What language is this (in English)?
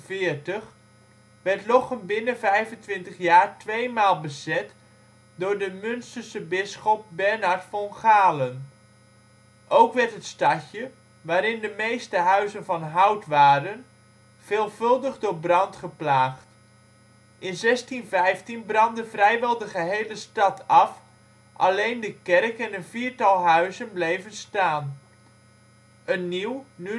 Dutch